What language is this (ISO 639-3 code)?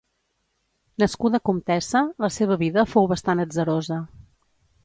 cat